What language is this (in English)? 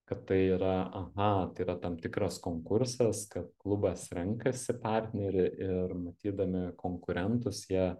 Lithuanian